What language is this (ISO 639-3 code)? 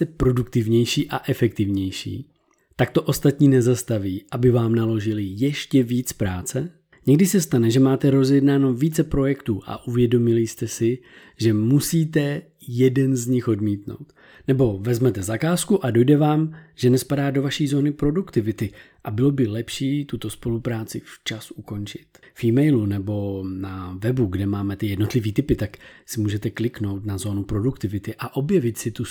ces